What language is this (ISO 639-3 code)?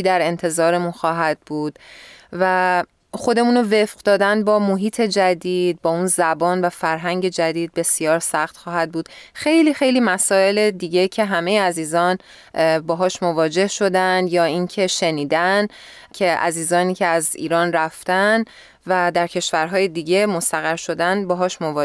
fas